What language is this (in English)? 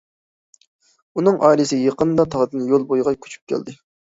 Uyghur